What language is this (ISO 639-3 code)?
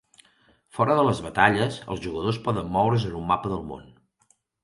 cat